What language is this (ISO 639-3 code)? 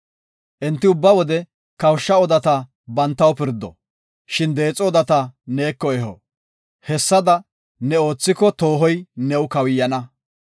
gof